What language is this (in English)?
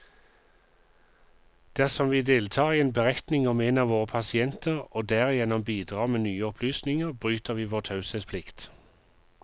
Norwegian